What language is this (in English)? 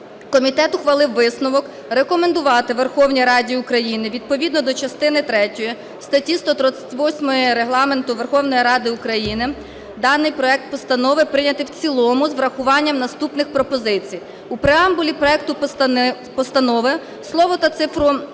Ukrainian